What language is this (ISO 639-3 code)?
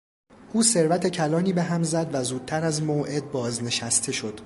fas